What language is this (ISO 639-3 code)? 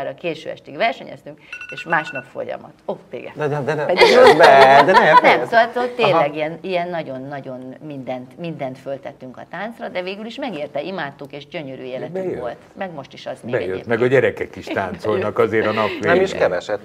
hun